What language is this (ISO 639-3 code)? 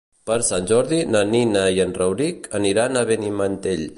cat